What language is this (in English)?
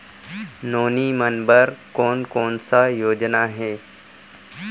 Chhattisgarhi